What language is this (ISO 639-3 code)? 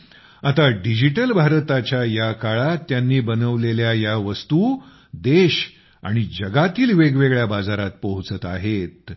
mar